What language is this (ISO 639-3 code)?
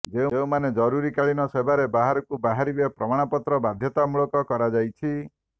ori